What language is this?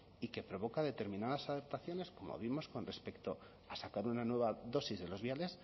Spanish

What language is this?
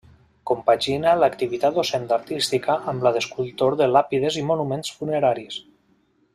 Catalan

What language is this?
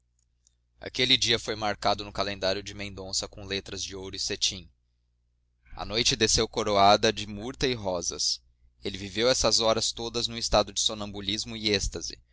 Portuguese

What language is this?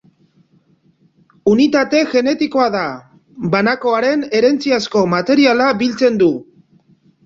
Basque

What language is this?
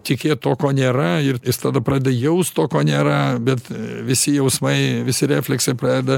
Lithuanian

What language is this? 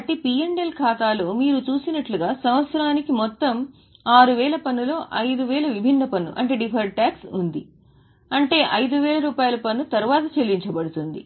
Telugu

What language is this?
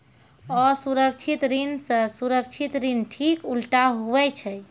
Maithili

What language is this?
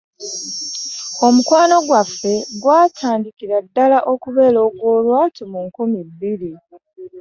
Ganda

